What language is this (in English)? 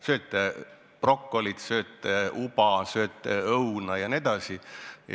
Estonian